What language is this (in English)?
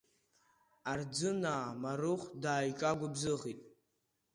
Abkhazian